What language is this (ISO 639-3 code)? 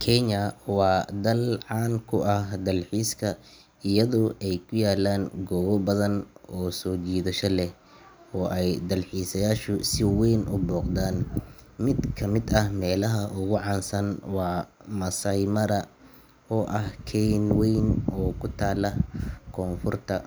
som